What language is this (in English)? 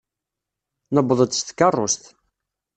Kabyle